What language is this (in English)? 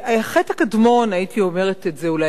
Hebrew